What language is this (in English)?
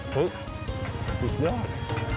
Thai